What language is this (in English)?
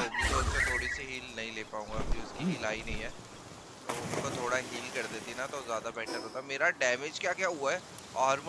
Hindi